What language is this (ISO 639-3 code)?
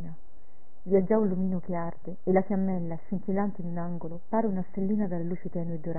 ita